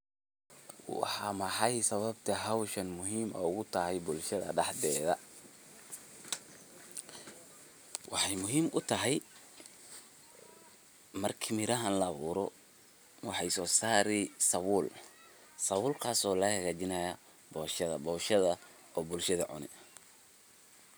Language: Somali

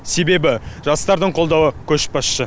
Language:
Kazakh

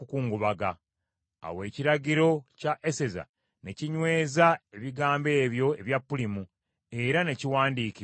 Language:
Ganda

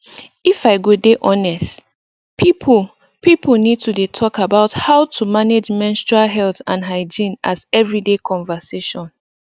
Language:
Nigerian Pidgin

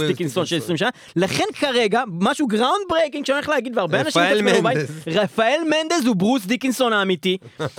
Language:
Hebrew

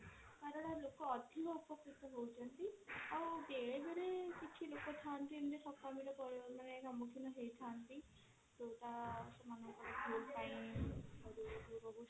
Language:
Odia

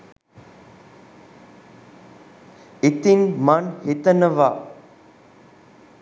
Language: Sinhala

